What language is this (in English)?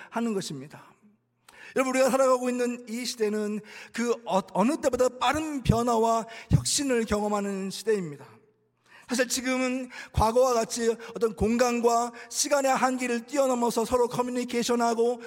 Korean